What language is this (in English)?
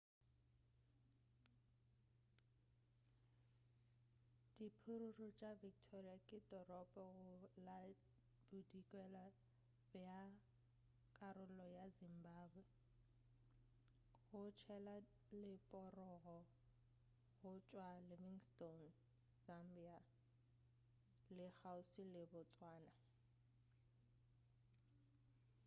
Northern Sotho